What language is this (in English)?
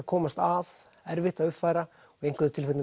Icelandic